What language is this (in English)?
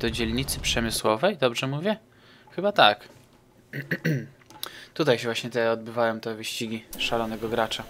Polish